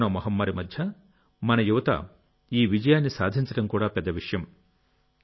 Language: Telugu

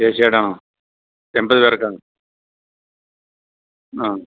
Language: Malayalam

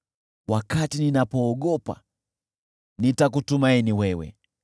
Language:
Swahili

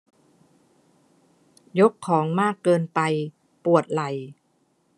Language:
Thai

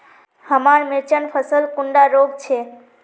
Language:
Magahi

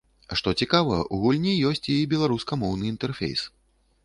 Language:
Belarusian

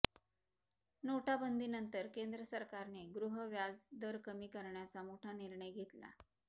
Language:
Marathi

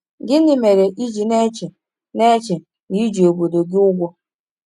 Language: Igbo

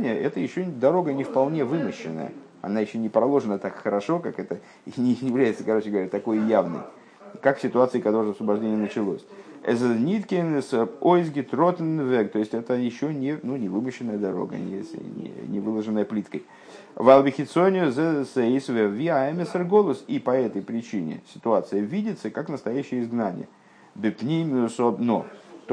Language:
Russian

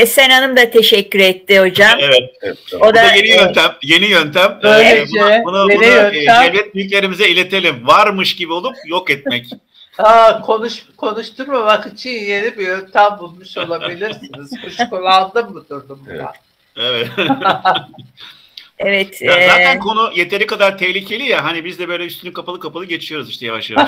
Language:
Turkish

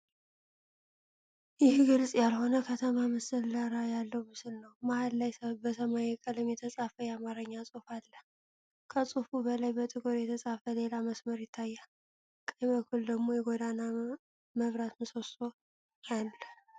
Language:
Amharic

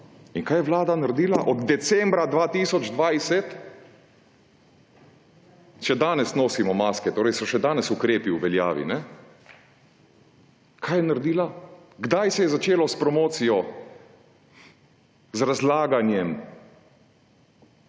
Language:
Slovenian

